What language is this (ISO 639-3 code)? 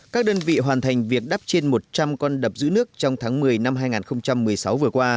vie